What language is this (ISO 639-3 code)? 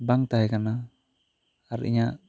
sat